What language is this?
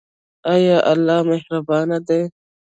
Pashto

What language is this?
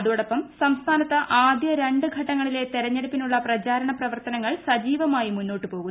Malayalam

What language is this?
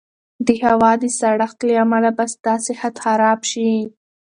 Pashto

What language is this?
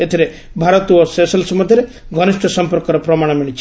Odia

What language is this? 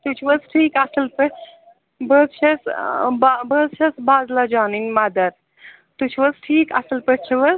Kashmiri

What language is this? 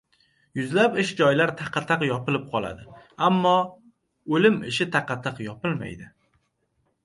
Uzbek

